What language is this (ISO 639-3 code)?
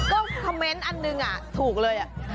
tha